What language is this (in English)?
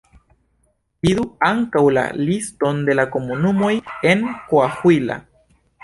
Esperanto